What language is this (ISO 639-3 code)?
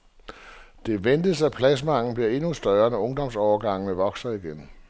dan